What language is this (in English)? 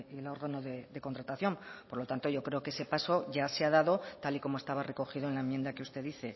Spanish